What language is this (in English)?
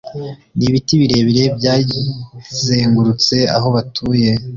Kinyarwanda